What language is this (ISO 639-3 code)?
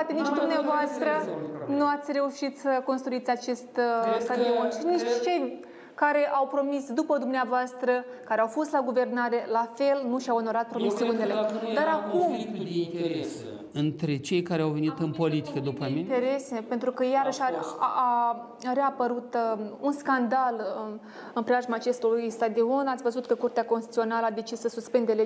ron